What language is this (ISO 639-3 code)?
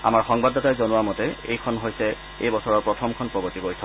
asm